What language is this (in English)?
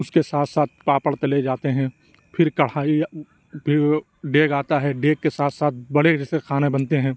Urdu